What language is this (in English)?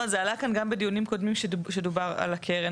Hebrew